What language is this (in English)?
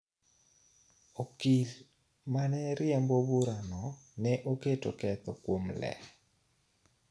Luo (Kenya and Tanzania)